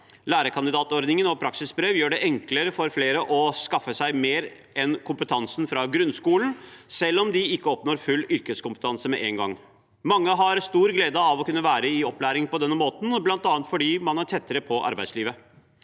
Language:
Norwegian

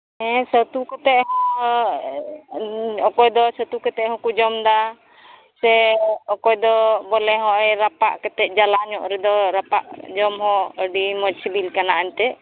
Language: Santali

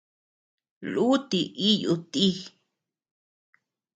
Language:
Tepeuxila Cuicatec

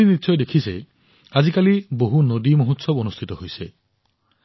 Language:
Assamese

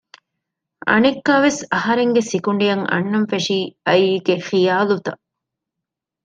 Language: Divehi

